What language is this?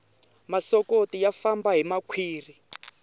Tsonga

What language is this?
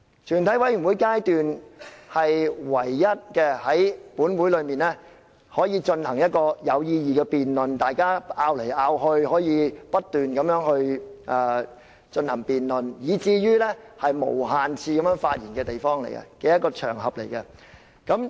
Cantonese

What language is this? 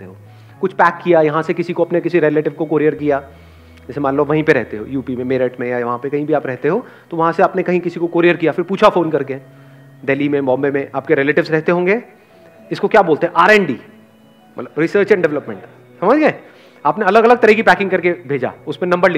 Hindi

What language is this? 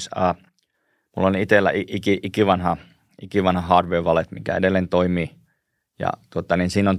Finnish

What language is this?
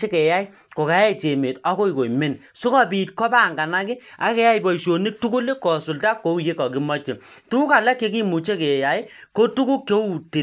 Kalenjin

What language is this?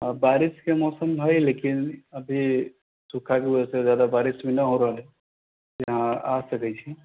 Maithili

